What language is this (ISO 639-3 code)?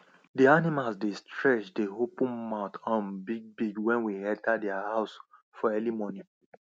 pcm